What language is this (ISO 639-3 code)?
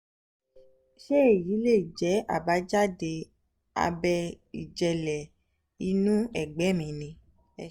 yor